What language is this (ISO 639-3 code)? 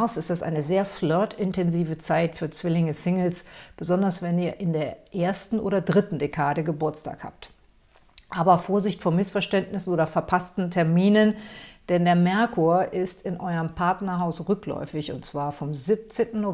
deu